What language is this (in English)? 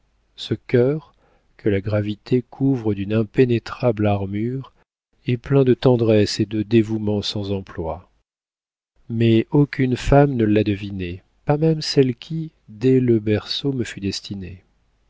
French